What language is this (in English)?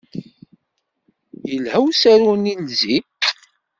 Kabyle